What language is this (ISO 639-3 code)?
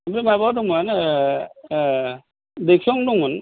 brx